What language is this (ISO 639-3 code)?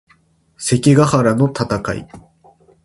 jpn